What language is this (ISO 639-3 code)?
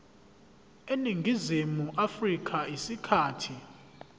zul